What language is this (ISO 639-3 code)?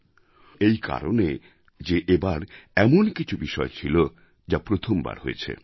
ben